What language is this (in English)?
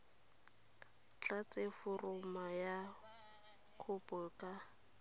Tswana